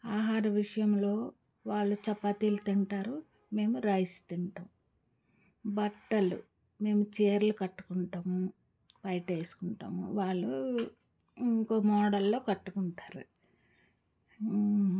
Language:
Telugu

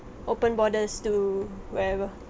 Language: English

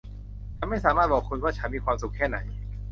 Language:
Thai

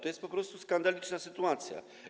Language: Polish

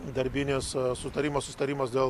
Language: Lithuanian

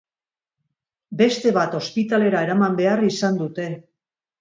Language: Basque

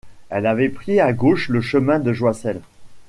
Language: French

